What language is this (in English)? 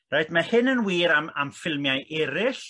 Welsh